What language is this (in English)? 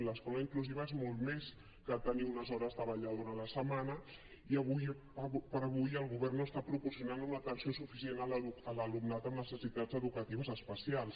Catalan